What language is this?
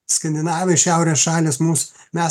Lithuanian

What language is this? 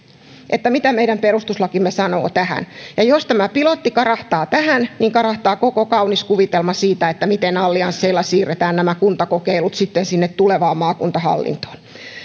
Finnish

